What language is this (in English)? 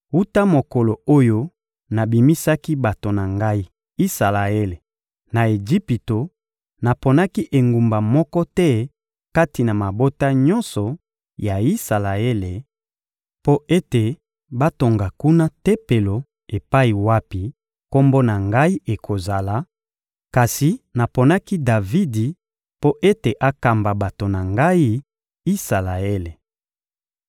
Lingala